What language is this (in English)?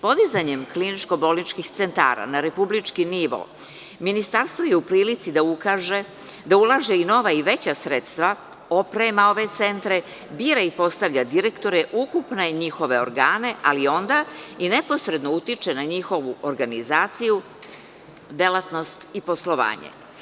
Serbian